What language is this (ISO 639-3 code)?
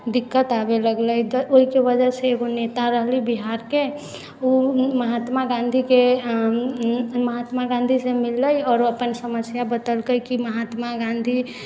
mai